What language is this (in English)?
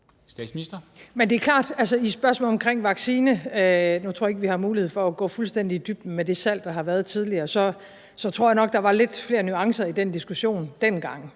Danish